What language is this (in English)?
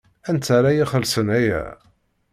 Kabyle